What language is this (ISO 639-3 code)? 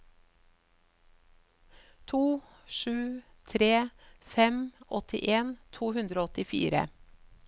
nor